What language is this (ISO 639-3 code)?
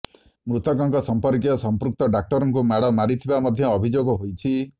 ori